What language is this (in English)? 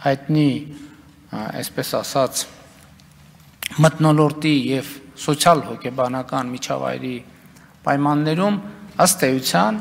Romanian